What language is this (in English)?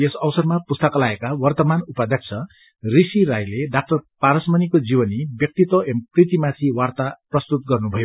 Nepali